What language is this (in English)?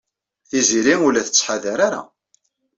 Kabyle